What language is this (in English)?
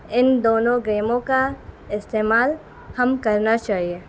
Urdu